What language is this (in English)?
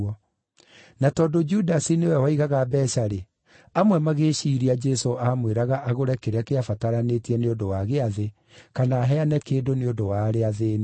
Kikuyu